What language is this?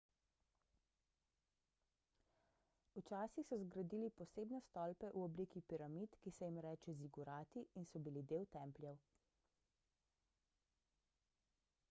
Slovenian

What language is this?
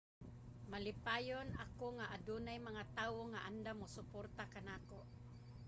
Cebuano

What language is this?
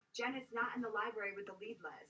Welsh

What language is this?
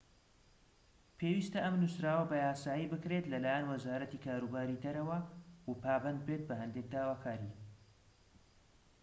Central Kurdish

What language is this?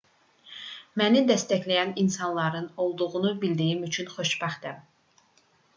Azerbaijani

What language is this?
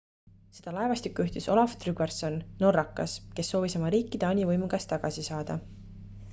Estonian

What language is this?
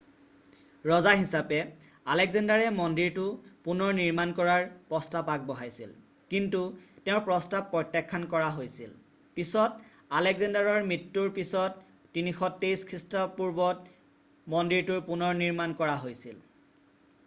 Assamese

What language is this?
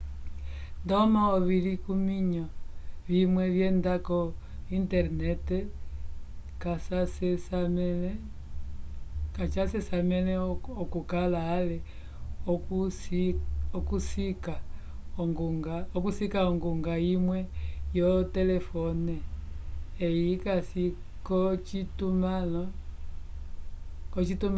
Umbundu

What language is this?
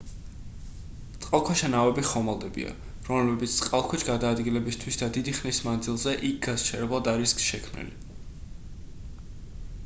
Georgian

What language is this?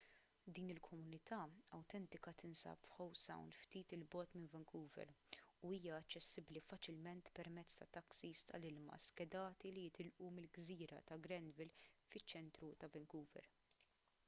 Maltese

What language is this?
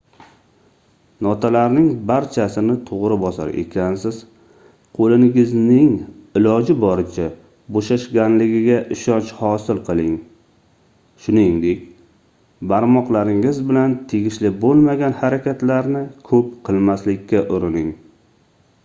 Uzbek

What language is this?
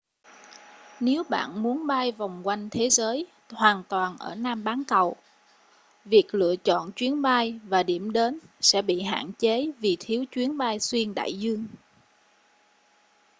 Vietnamese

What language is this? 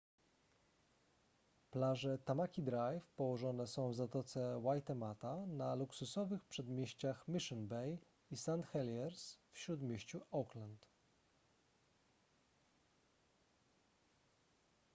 Polish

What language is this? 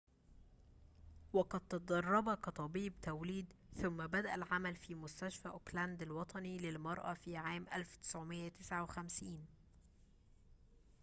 Arabic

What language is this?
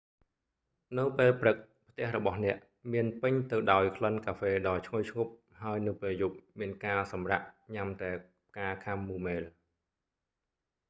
Khmer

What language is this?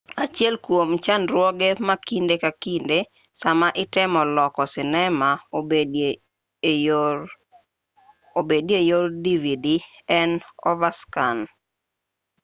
Luo (Kenya and Tanzania)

